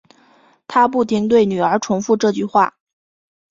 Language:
Chinese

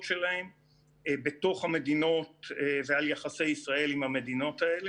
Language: Hebrew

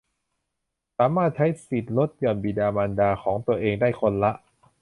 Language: Thai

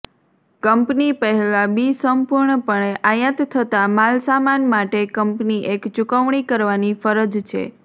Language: Gujarati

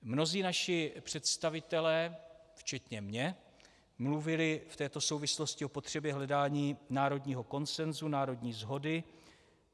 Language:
Czech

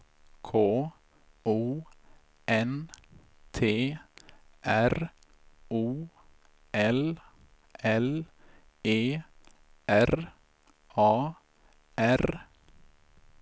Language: Swedish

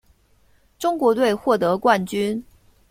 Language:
Chinese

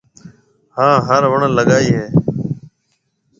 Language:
Marwari (Pakistan)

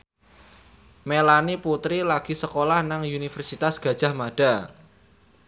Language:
Javanese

